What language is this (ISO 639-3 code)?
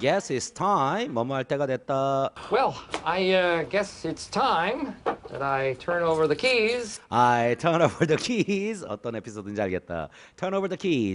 kor